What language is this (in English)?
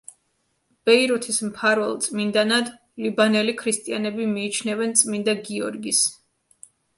Georgian